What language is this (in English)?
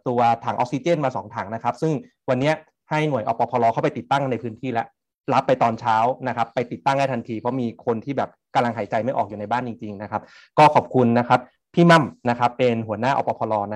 Thai